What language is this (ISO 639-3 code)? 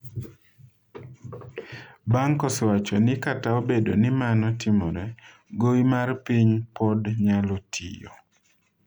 luo